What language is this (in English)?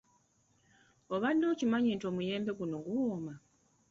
Ganda